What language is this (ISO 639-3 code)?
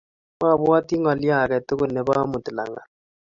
kln